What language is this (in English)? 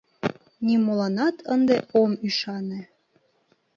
Mari